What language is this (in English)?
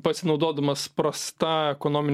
Lithuanian